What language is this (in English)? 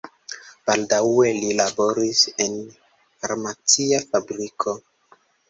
Esperanto